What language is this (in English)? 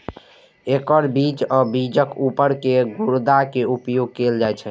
Maithili